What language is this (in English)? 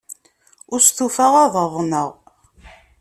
Kabyle